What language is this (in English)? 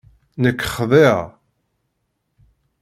Kabyle